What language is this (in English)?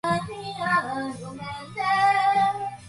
Japanese